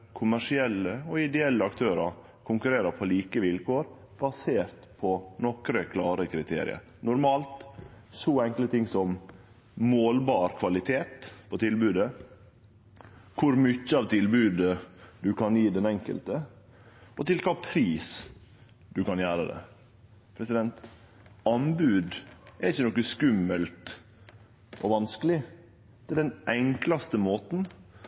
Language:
Norwegian Nynorsk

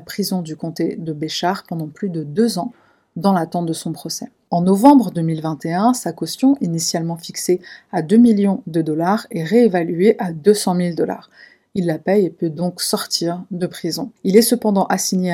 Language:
French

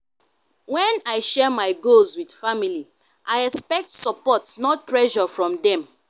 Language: Nigerian Pidgin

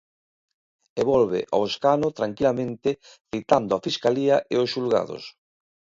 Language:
Galician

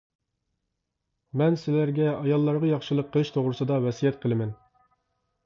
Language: Uyghur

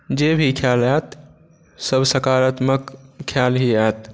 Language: Maithili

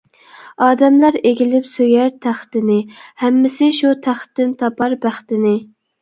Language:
Uyghur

